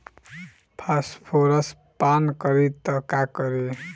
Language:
Bhojpuri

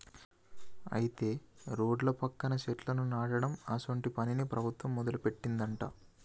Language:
Telugu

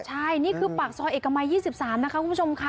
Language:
Thai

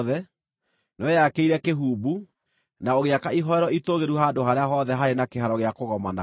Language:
Kikuyu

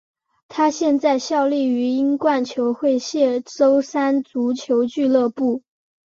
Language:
Chinese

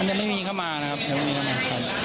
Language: Thai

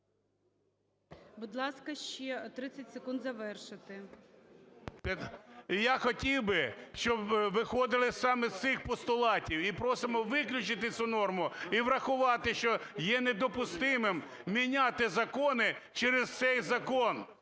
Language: Ukrainian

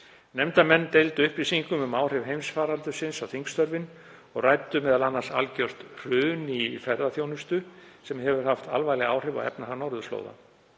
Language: Icelandic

